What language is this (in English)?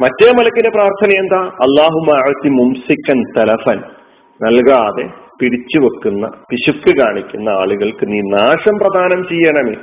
Malayalam